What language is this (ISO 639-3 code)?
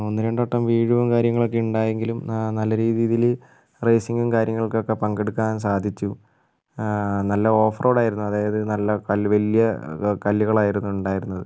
mal